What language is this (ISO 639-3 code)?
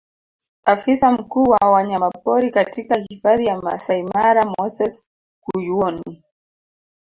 swa